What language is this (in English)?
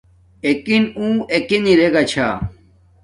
Domaaki